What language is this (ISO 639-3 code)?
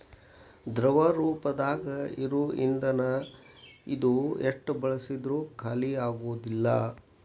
kan